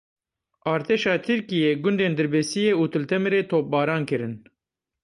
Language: Kurdish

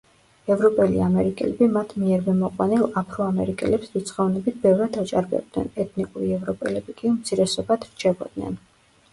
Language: Georgian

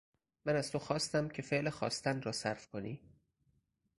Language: Persian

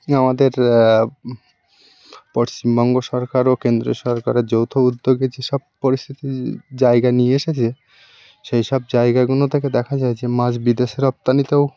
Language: Bangla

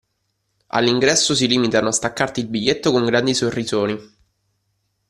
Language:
Italian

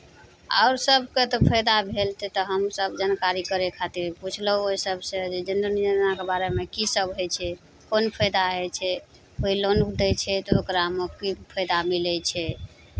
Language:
Maithili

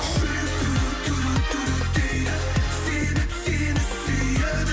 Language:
Kazakh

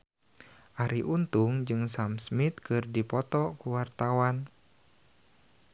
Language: Sundanese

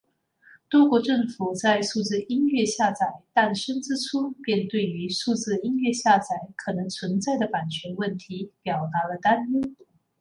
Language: Chinese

